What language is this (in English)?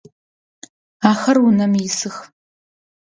Adyghe